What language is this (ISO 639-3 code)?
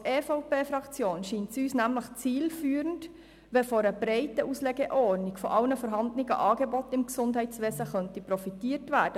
gsw